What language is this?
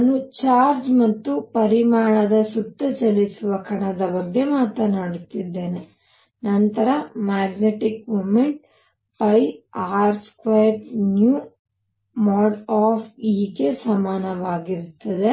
Kannada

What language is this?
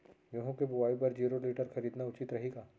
Chhattisgarhi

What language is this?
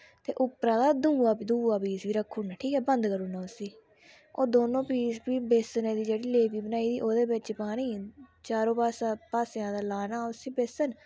Dogri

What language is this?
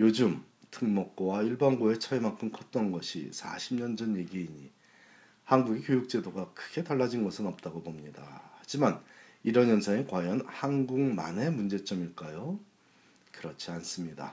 Korean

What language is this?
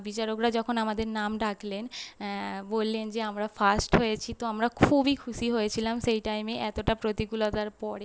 Bangla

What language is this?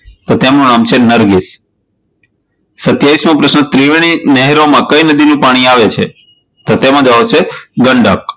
Gujarati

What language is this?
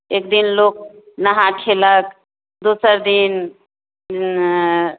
Maithili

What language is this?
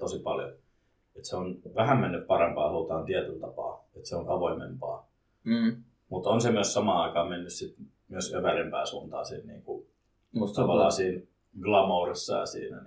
Finnish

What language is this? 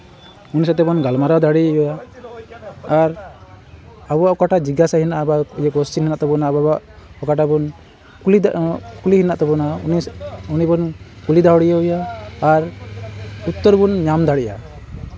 Santali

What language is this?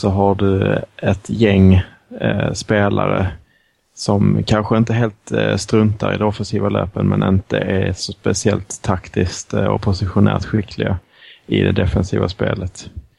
Swedish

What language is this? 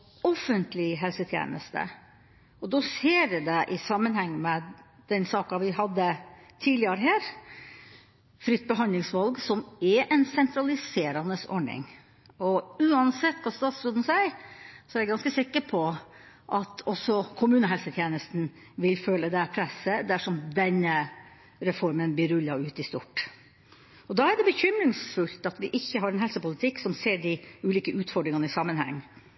Norwegian Bokmål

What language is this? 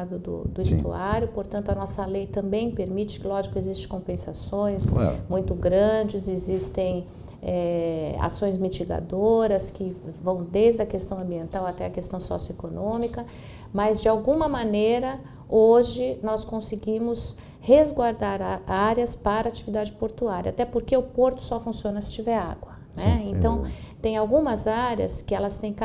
Portuguese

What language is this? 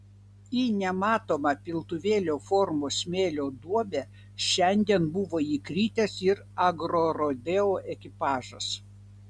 Lithuanian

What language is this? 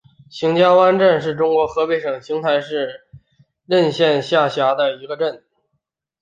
Chinese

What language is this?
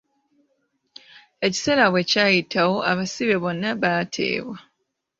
Ganda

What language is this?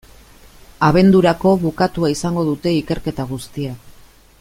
Basque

